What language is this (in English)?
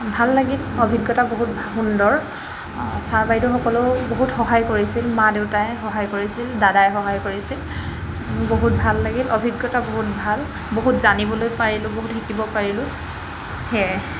Assamese